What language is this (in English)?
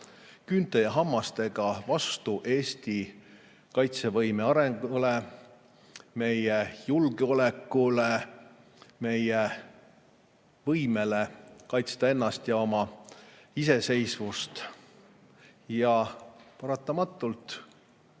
Estonian